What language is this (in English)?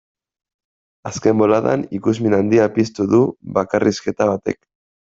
Basque